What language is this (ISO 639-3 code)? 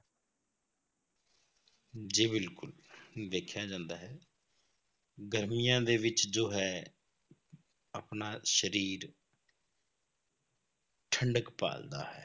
pan